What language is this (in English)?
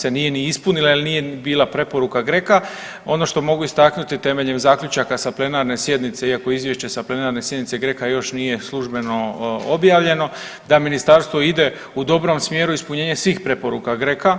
Croatian